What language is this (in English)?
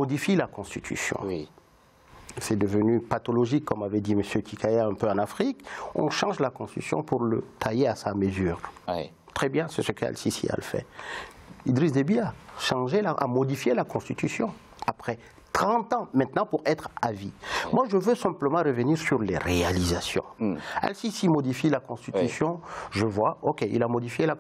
French